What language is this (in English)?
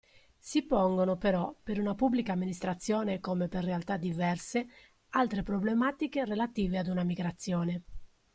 Italian